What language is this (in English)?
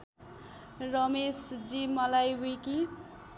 Nepali